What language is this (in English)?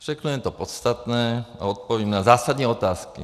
Czech